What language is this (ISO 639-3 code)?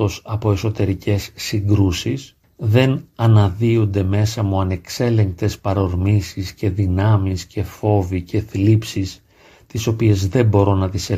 ell